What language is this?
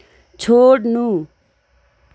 Nepali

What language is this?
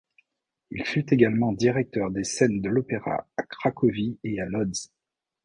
French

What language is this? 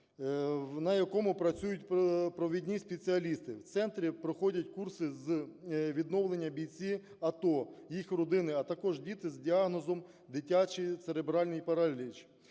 Ukrainian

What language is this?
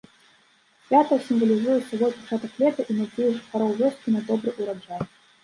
Belarusian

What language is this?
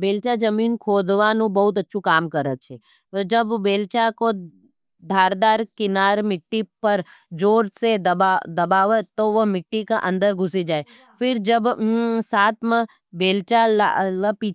Nimadi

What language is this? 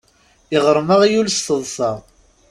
Kabyle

